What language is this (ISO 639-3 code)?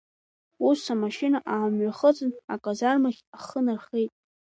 abk